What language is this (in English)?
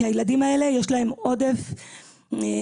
Hebrew